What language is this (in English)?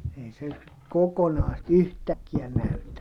Finnish